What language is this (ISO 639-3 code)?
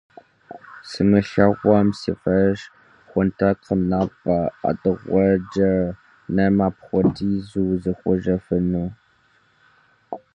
kbd